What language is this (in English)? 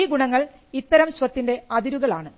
Malayalam